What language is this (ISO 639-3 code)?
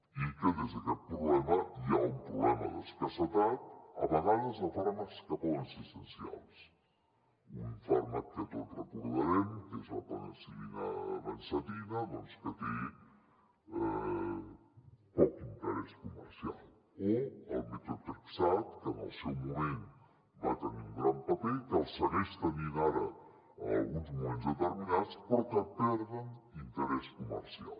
cat